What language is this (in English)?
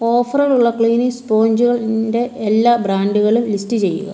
Malayalam